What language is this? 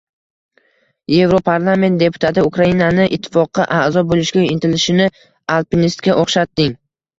Uzbek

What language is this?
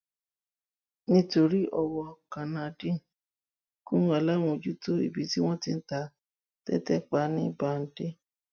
Yoruba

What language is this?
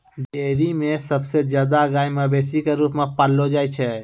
Maithili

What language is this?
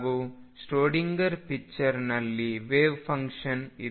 Kannada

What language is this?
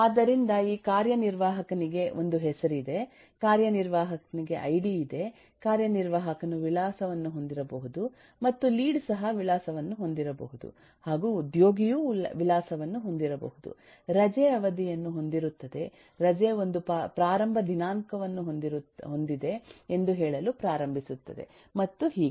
Kannada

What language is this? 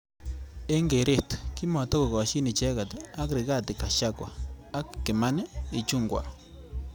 Kalenjin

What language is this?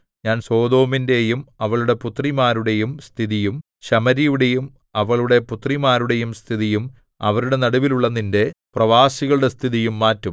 Malayalam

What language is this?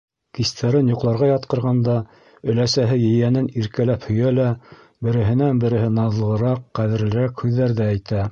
Bashkir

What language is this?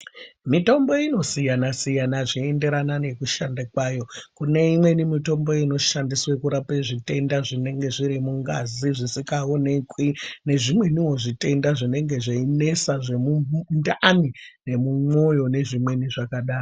Ndau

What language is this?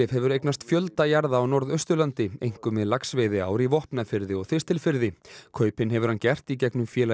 Icelandic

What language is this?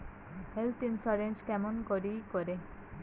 Bangla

